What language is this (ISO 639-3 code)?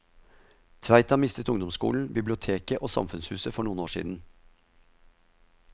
nor